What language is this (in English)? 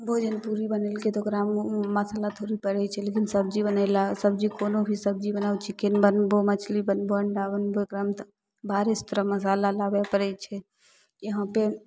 Maithili